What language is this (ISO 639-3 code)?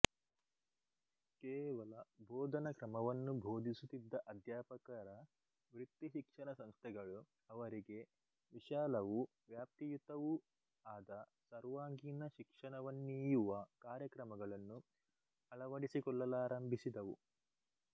kan